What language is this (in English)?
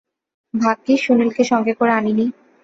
Bangla